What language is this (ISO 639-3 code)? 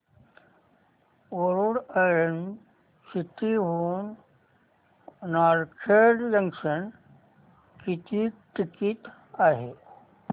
mar